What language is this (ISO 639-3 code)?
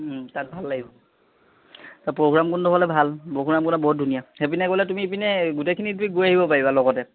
asm